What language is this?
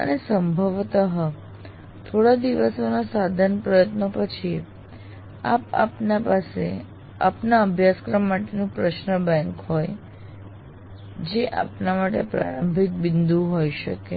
Gujarati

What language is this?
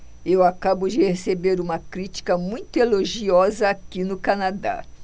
Portuguese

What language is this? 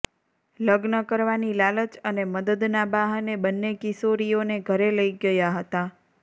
Gujarati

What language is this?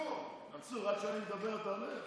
Hebrew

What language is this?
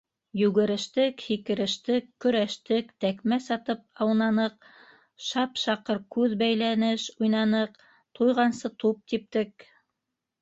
Bashkir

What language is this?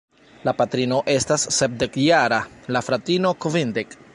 Esperanto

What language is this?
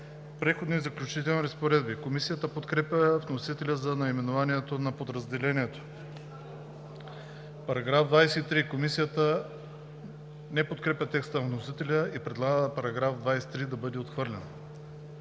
Bulgarian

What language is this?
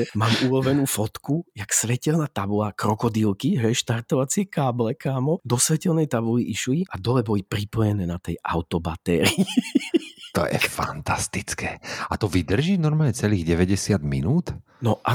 Slovak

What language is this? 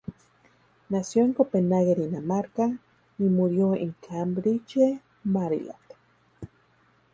Spanish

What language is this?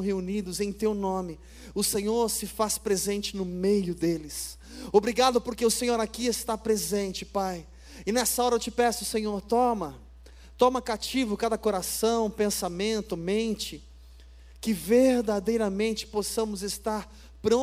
Portuguese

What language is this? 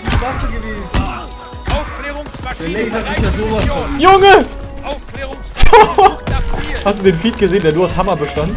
German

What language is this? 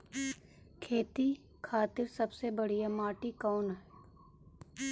Bhojpuri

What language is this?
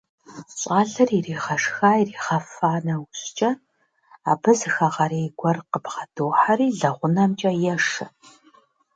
Kabardian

